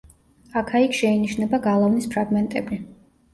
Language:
Georgian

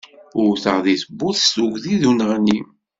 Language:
Kabyle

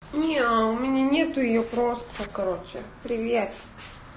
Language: Russian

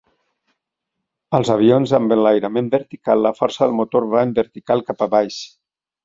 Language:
Catalan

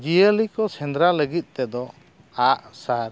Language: Santali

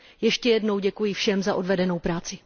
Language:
Czech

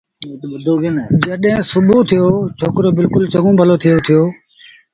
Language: Sindhi Bhil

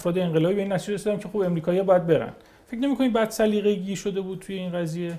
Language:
Persian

